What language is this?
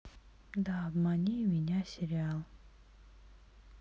Russian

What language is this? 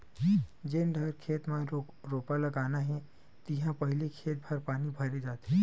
Chhattisgarhi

